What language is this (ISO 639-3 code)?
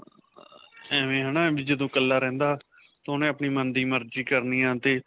pan